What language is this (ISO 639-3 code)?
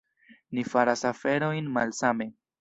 epo